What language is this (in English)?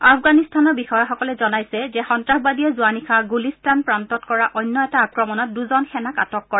Assamese